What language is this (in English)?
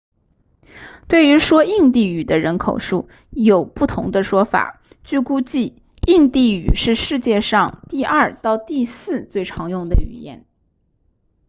Chinese